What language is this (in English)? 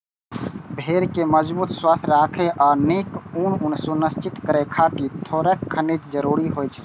Maithili